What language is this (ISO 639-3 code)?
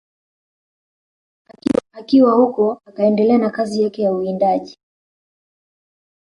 swa